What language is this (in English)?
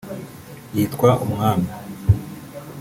Kinyarwanda